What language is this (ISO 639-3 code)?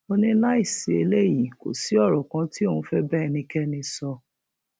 yor